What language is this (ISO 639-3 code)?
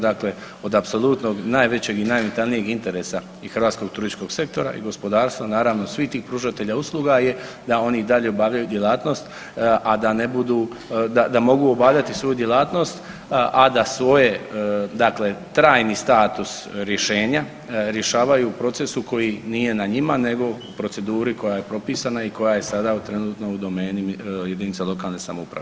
hrv